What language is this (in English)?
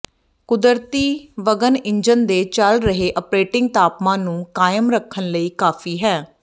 Punjabi